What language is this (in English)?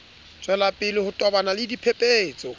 Southern Sotho